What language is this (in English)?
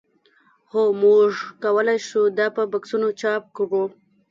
Pashto